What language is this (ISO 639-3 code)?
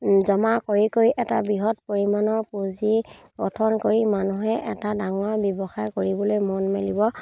asm